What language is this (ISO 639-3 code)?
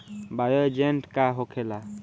bho